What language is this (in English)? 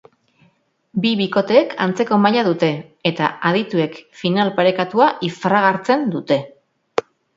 Basque